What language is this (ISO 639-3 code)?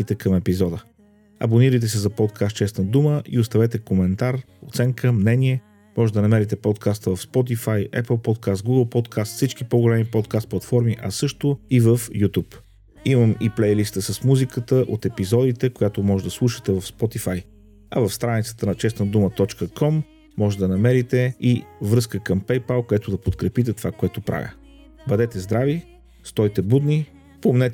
bul